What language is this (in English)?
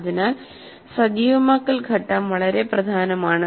Malayalam